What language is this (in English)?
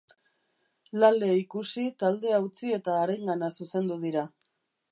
Basque